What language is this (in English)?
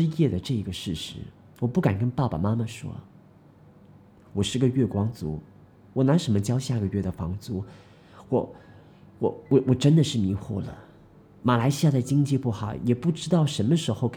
Chinese